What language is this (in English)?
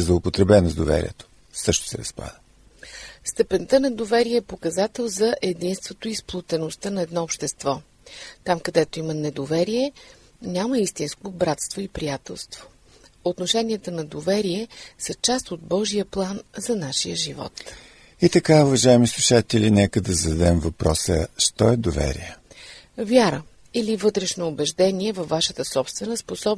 Bulgarian